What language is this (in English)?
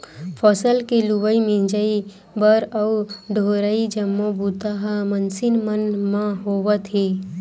Chhattisgarhi